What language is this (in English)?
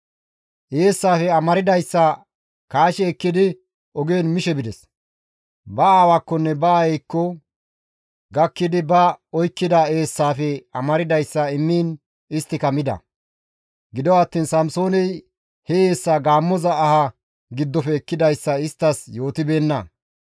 Gamo